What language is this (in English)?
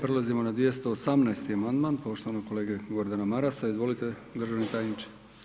Croatian